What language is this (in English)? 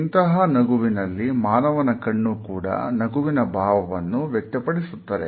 Kannada